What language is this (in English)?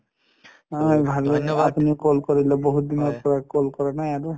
Assamese